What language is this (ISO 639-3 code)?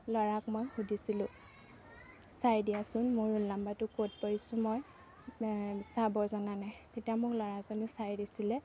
asm